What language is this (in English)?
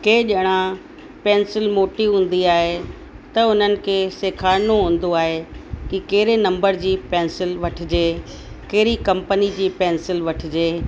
Sindhi